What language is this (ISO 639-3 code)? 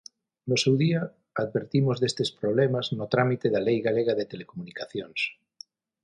glg